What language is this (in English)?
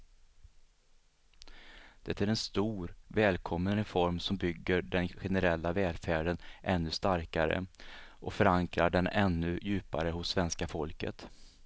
Swedish